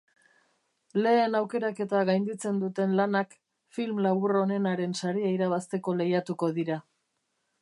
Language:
Basque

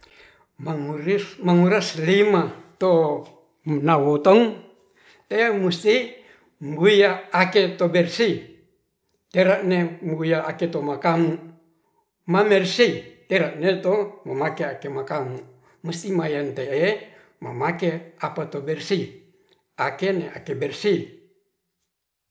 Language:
Ratahan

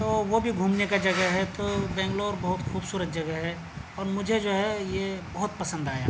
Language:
Urdu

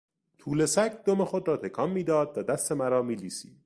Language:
Persian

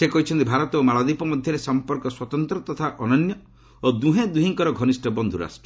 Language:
Odia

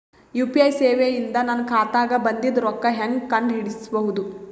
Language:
Kannada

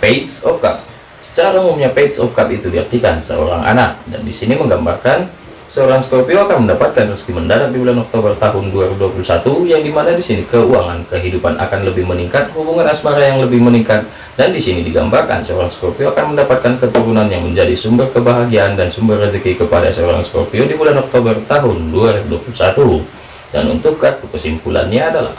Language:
Indonesian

